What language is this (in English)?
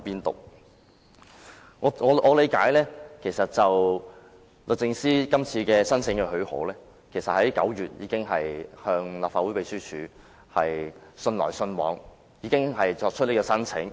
Cantonese